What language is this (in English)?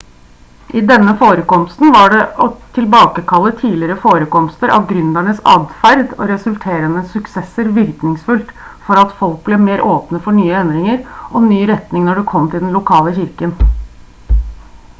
Norwegian Bokmål